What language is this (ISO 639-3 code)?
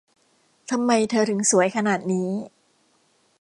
tha